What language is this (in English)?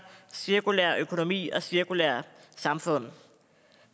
Danish